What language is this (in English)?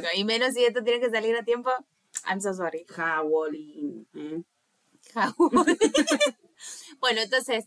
Spanish